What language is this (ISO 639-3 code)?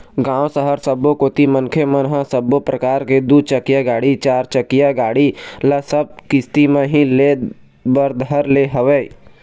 hne